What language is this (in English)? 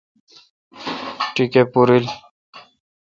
Kalkoti